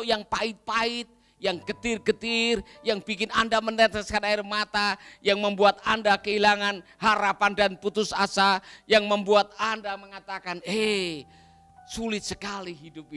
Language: Indonesian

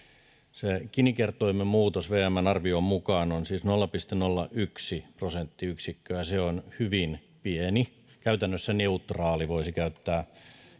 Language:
Finnish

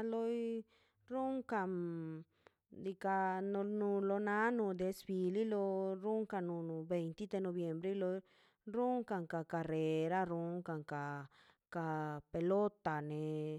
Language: Mazaltepec Zapotec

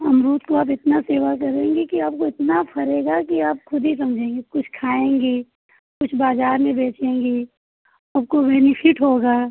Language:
Hindi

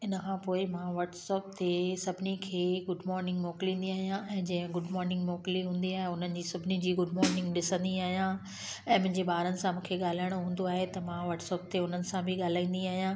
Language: Sindhi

